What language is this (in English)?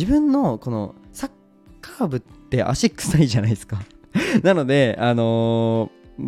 Japanese